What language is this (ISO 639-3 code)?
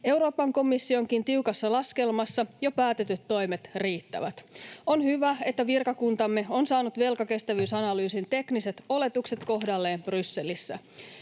fin